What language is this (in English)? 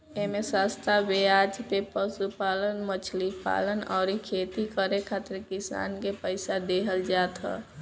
Bhojpuri